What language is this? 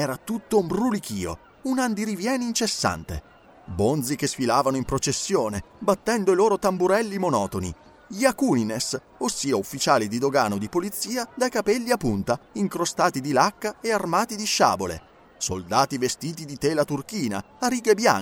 Italian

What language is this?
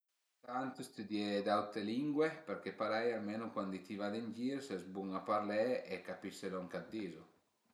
Piedmontese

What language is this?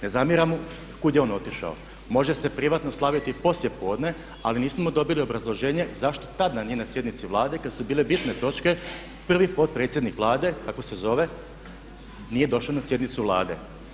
Croatian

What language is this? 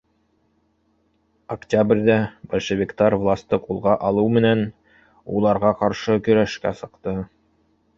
Bashkir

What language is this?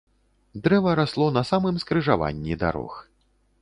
Belarusian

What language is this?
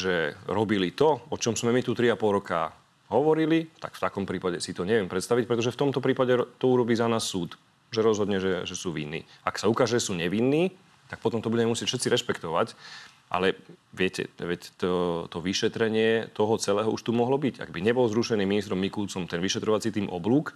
Slovak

